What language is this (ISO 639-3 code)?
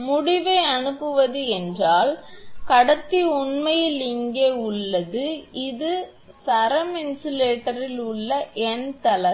tam